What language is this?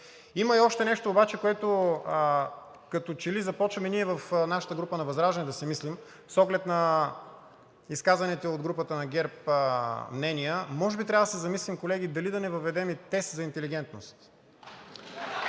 Bulgarian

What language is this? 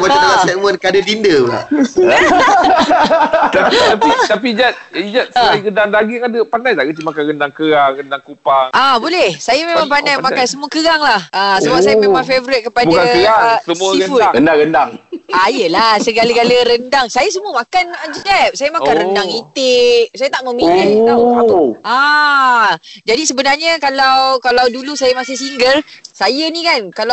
Malay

